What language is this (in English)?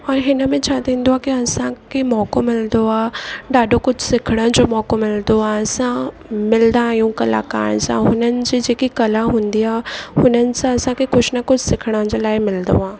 Sindhi